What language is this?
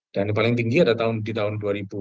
Indonesian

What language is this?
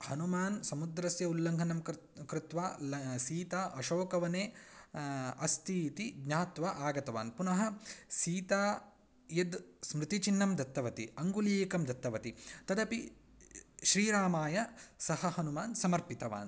Sanskrit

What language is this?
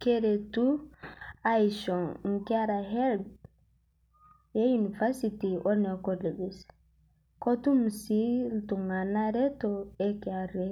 Masai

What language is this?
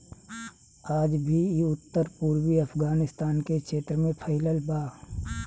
Bhojpuri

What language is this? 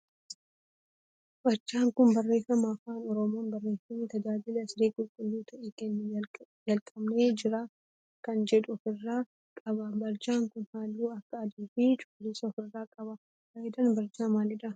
Oromo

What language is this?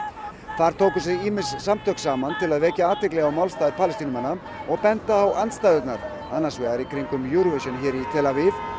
Icelandic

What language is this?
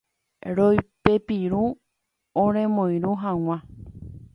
Guarani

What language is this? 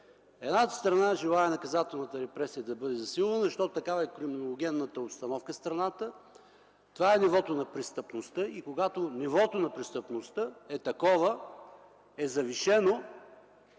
Bulgarian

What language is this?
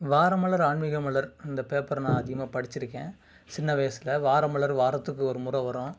Tamil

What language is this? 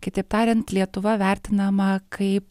Lithuanian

